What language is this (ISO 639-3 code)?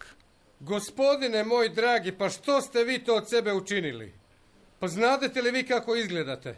hrv